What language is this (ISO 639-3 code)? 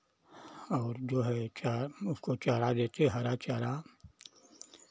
hin